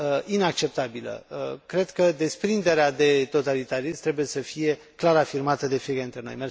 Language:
Romanian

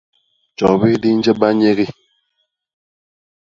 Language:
Basaa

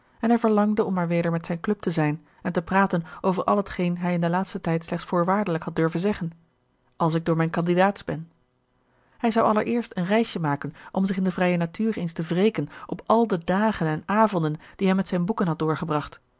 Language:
Dutch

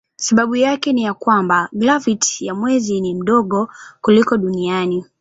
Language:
Swahili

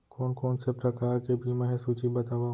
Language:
Chhattisgarhi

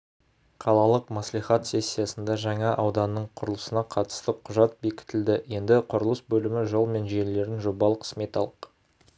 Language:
Kazakh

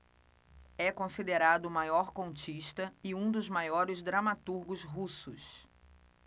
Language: Portuguese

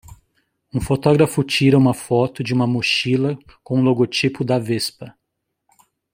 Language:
Portuguese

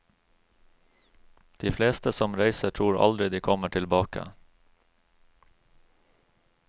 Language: Norwegian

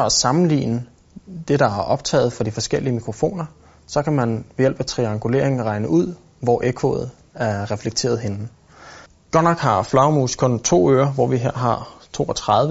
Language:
Danish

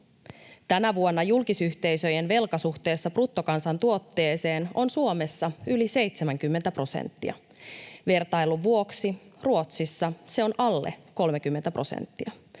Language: Finnish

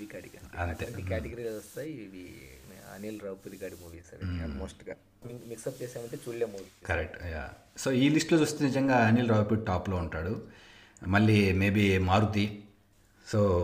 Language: Telugu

